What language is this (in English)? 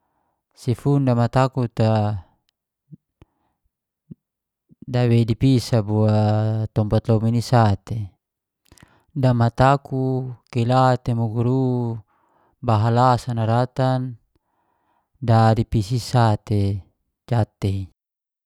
Geser-Gorom